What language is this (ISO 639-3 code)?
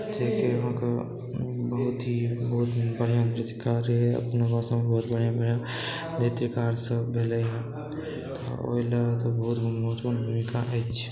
mai